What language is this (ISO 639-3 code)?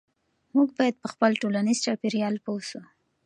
pus